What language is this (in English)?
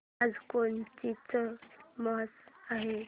Marathi